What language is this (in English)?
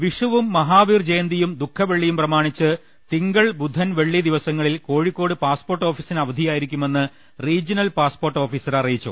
Malayalam